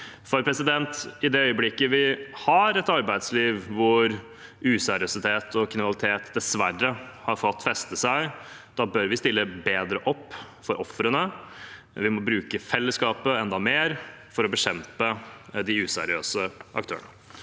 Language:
Norwegian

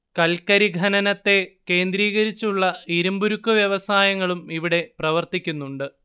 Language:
Malayalam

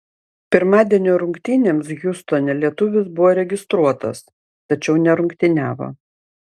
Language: Lithuanian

